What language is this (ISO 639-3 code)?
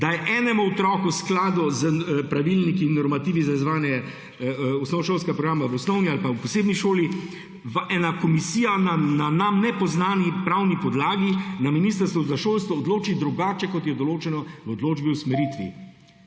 slv